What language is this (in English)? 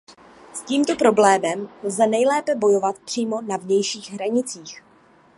Czech